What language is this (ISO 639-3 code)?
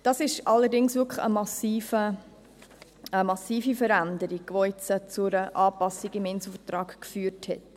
gsw